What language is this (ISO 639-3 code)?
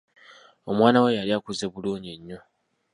lug